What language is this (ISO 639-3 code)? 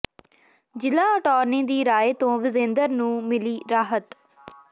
pan